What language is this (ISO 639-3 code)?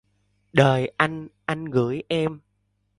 vie